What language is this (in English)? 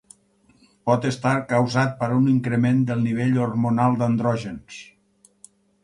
Catalan